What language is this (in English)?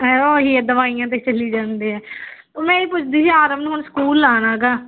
Punjabi